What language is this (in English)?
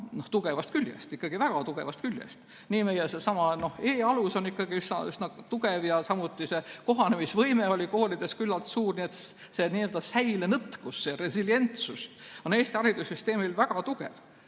Estonian